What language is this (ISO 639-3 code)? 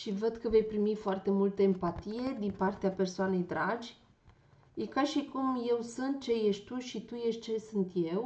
ron